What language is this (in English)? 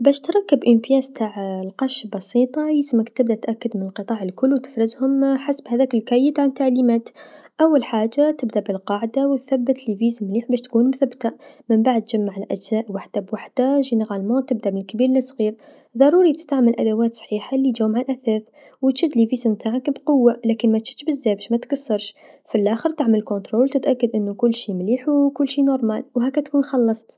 Tunisian Arabic